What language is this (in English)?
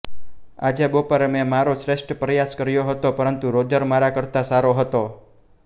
Gujarati